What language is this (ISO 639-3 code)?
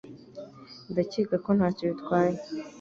kin